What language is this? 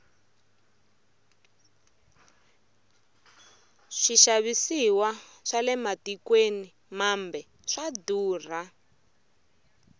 Tsonga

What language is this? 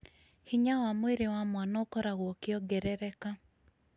Kikuyu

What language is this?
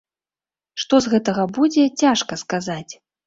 Belarusian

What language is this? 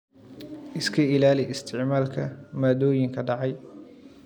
Somali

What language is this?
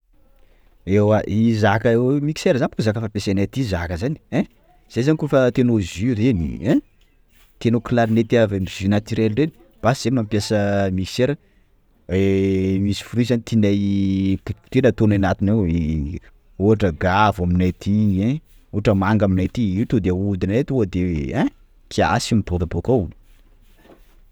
Sakalava Malagasy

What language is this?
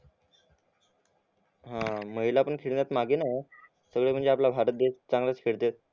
Marathi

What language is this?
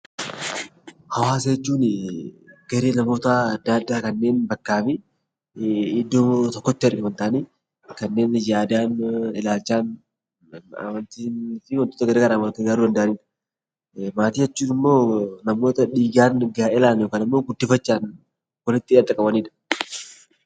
Oromo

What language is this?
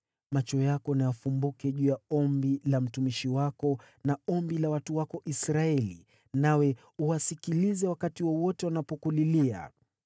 Swahili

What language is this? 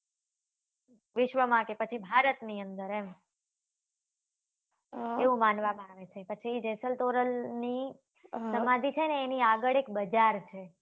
Gujarati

